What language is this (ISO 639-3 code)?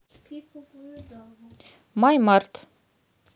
rus